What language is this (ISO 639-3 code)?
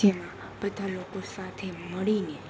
guj